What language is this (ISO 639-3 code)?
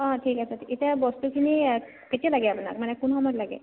asm